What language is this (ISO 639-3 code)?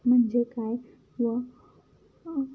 mar